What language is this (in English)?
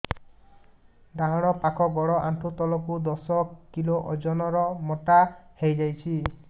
Odia